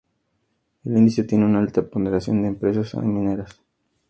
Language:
Spanish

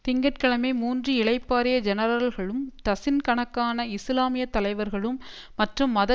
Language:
Tamil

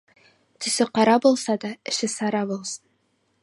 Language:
Kazakh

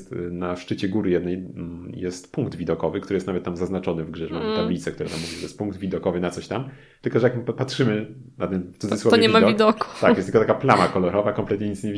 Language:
Polish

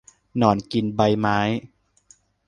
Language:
Thai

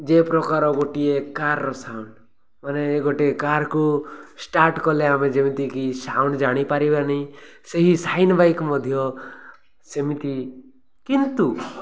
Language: Odia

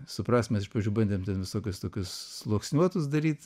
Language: Lithuanian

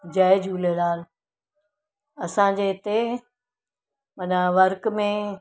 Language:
Sindhi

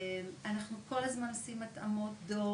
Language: Hebrew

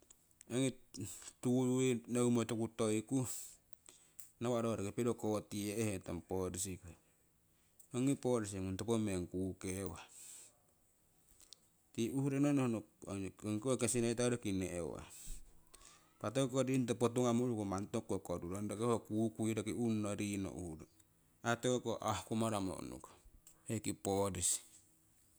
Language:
Siwai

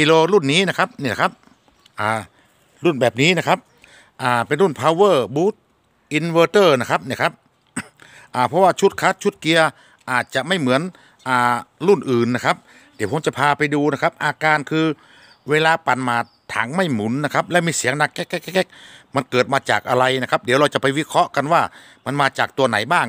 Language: Thai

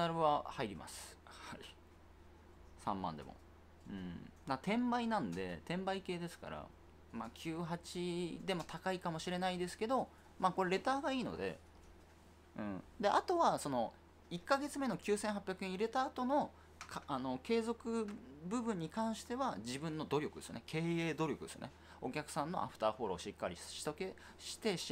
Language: Japanese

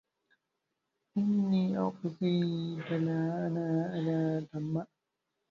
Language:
Arabic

